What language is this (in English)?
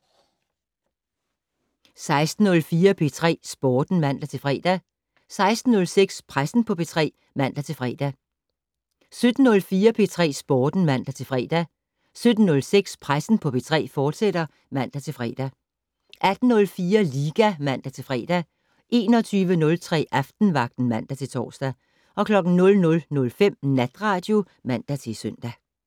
Danish